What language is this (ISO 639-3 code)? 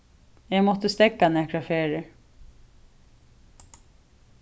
fao